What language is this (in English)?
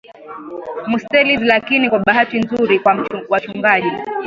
Swahili